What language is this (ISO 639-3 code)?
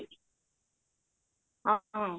ori